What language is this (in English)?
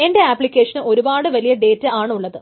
Malayalam